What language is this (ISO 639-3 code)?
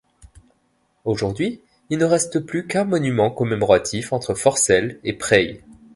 fra